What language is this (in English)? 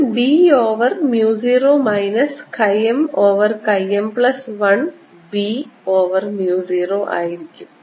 Malayalam